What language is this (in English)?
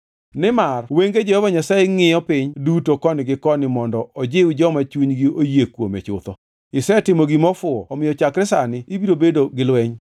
Luo (Kenya and Tanzania)